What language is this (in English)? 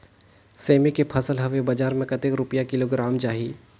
Chhattisgarhi